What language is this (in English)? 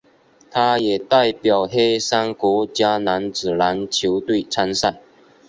Chinese